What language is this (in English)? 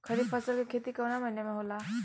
Bhojpuri